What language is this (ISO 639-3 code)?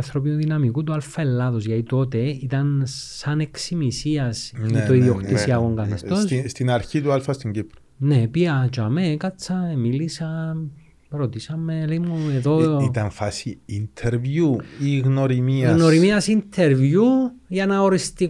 ell